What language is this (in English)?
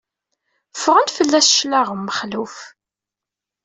Kabyle